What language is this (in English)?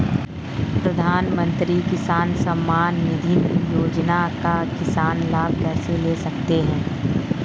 Hindi